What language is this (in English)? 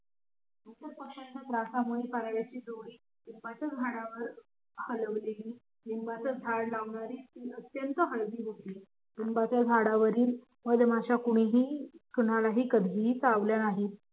Marathi